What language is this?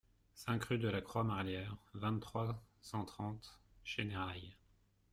French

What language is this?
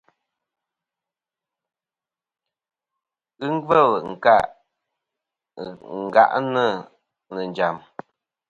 Kom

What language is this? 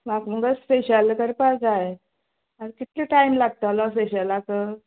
Konkani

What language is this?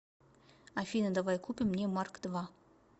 Russian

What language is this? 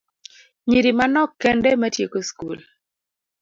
Luo (Kenya and Tanzania)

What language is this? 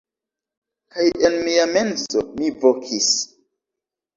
Esperanto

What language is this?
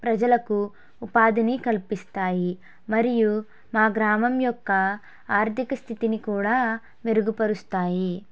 Telugu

